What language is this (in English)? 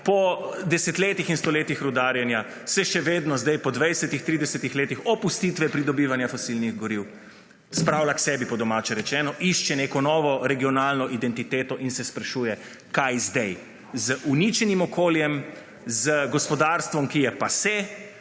Slovenian